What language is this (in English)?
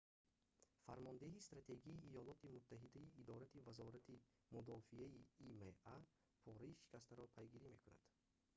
Tajik